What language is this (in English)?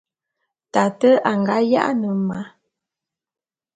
Bulu